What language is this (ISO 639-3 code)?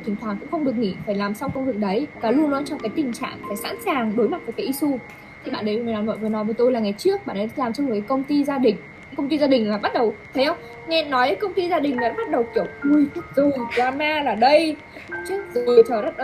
vie